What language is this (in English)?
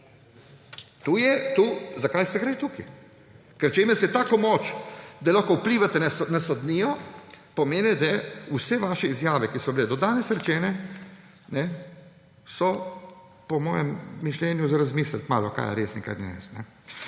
Slovenian